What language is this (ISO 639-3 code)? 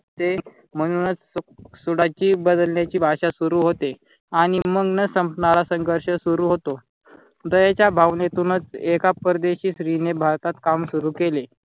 mar